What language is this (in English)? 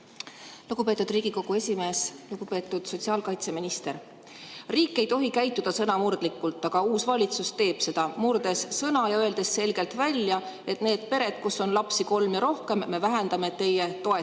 Estonian